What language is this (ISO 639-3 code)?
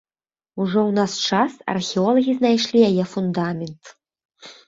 bel